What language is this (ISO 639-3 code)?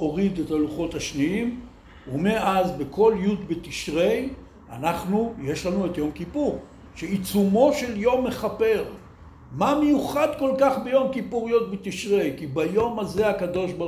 heb